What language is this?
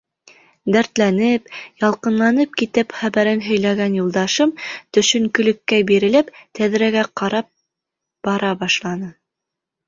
Bashkir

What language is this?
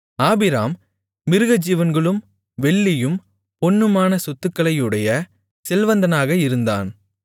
Tamil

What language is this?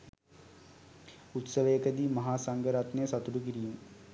Sinhala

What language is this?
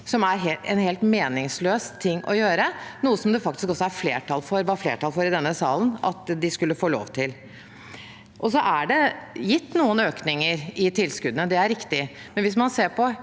Norwegian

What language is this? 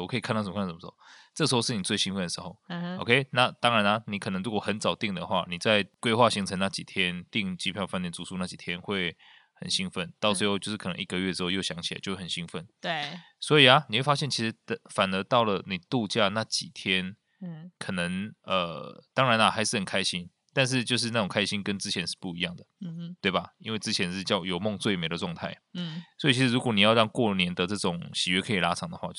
Chinese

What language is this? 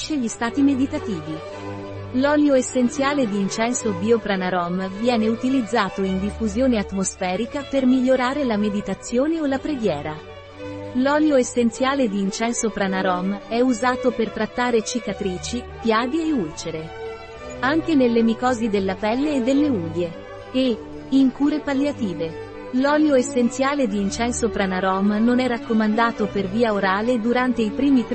Italian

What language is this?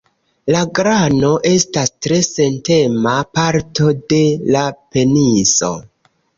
Esperanto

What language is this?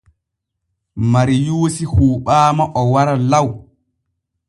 Borgu Fulfulde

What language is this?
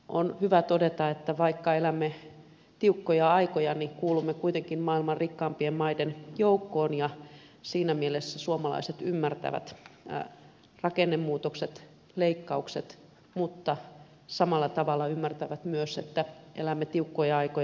Finnish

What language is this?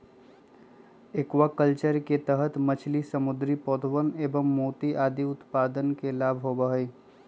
Magahi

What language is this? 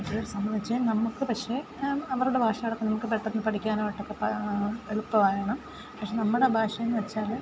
Malayalam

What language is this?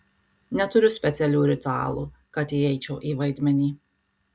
Lithuanian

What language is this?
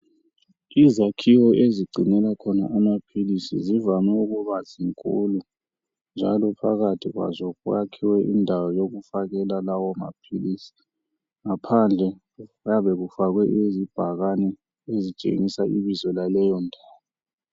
North Ndebele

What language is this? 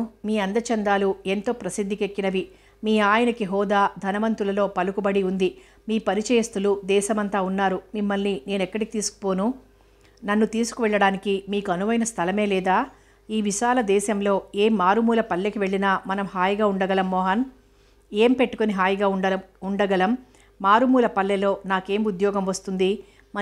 Telugu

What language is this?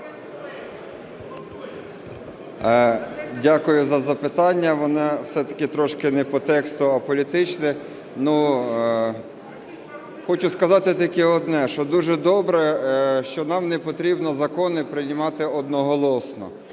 Ukrainian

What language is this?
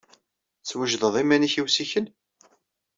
Kabyle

